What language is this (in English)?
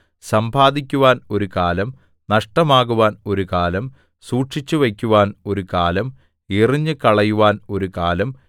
Malayalam